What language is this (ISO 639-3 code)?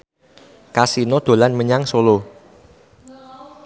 jav